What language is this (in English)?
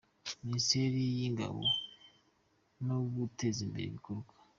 Kinyarwanda